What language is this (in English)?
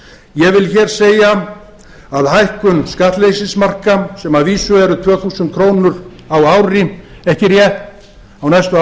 Icelandic